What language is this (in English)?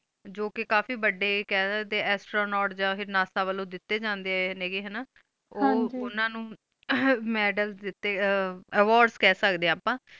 Punjabi